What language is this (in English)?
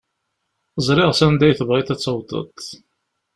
Kabyle